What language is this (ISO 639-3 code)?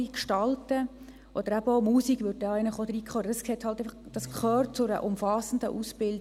gsw